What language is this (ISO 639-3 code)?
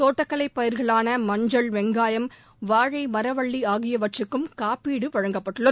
tam